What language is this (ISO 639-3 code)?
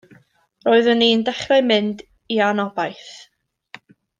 cym